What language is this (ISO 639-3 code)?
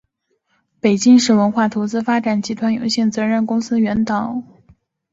zho